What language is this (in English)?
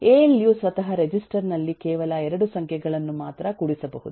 Kannada